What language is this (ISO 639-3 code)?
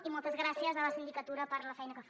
cat